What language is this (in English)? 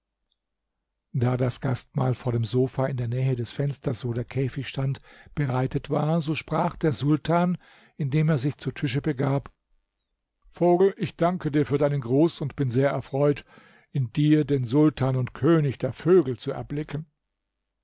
German